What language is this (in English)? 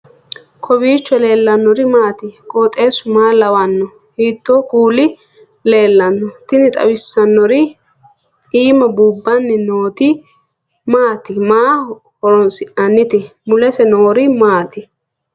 Sidamo